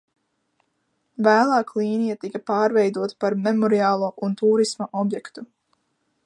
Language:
Latvian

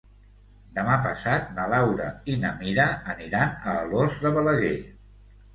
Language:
Catalan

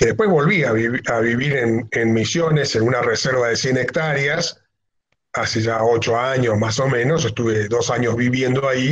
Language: Spanish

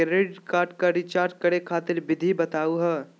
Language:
Magahi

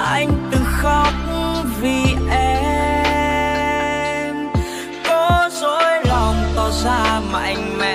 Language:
Vietnamese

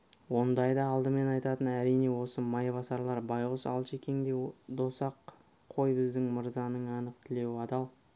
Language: Kazakh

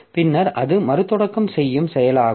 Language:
Tamil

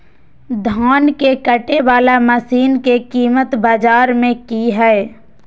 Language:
Magahi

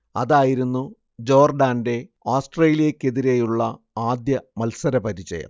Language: Malayalam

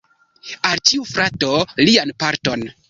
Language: Esperanto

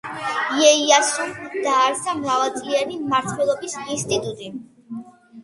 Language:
Georgian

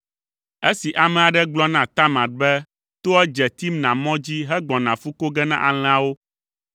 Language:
Ewe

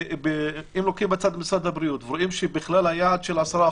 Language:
Hebrew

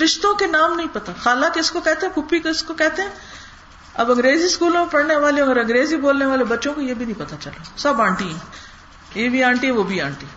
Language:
Urdu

